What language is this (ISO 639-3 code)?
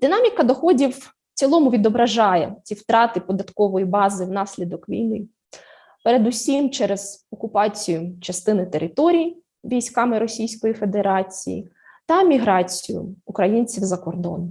ukr